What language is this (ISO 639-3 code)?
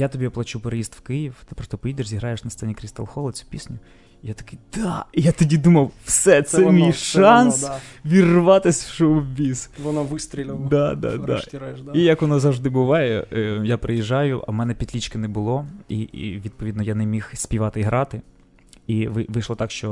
ukr